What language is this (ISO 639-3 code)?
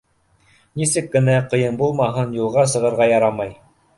bak